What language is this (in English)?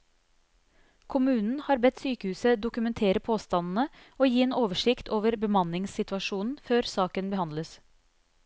Norwegian